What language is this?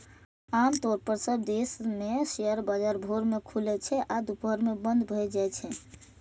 Maithili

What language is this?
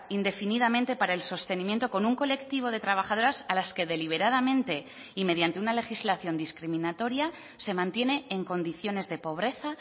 Spanish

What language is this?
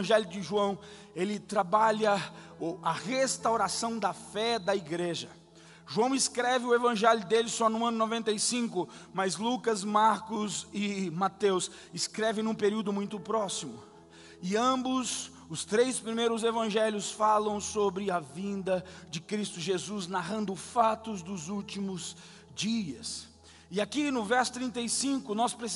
Portuguese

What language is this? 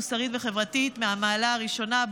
Hebrew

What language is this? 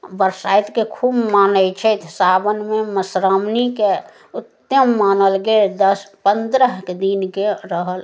Maithili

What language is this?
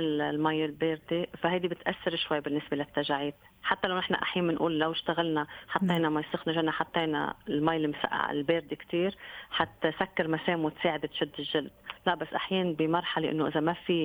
Arabic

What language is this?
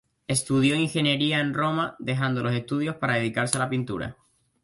Spanish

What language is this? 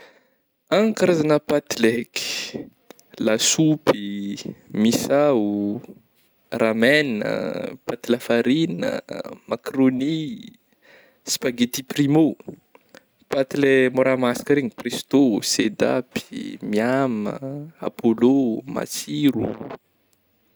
Northern Betsimisaraka Malagasy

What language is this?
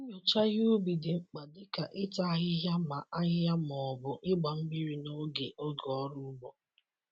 Igbo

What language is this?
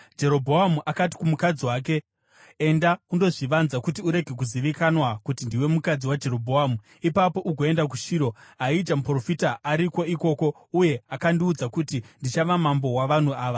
Shona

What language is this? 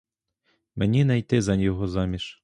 Ukrainian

